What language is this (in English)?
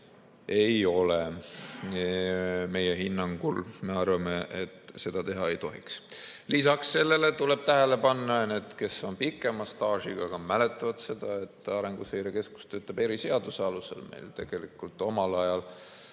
Estonian